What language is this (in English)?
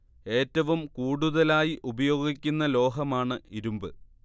Malayalam